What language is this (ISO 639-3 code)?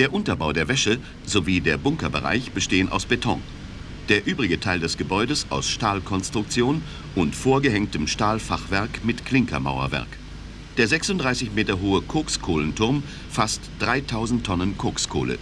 deu